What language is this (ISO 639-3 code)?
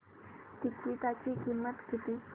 mar